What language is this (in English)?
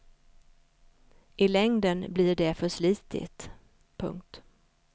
Swedish